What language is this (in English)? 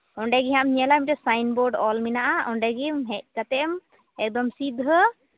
Santali